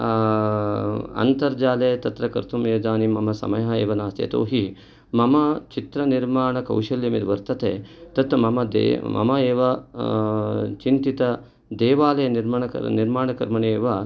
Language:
Sanskrit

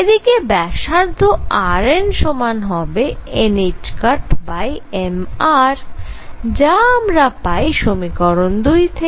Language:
Bangla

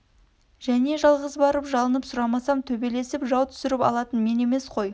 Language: Kazakh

